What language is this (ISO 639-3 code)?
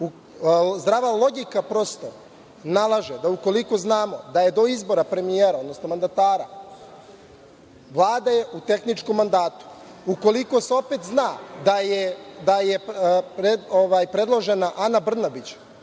srp